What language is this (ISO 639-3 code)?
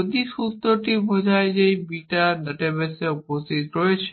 ben